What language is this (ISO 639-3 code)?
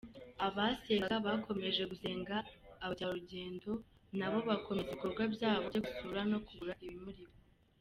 kin